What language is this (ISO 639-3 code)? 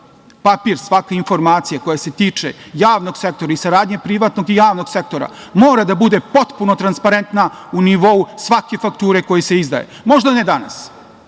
srp